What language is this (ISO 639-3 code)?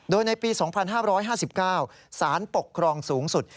tha